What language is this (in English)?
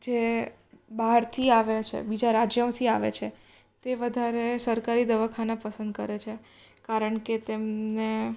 Gujarati